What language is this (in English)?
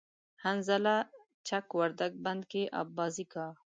Pashto